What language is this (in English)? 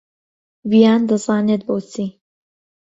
Central Kurdish